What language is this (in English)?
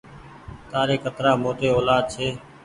Goaria